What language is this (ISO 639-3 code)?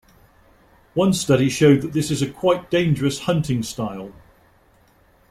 eng